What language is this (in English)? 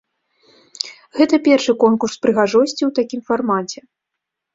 Belarusian